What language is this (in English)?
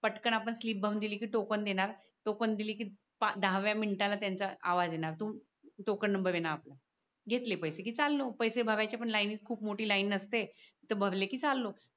Marathi